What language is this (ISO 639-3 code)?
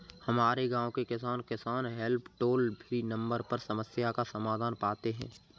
hin